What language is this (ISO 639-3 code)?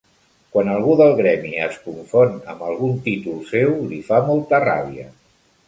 cat